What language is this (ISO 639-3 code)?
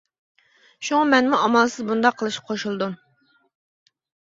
uig